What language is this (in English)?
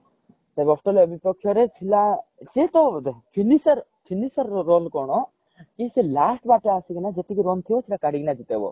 Odia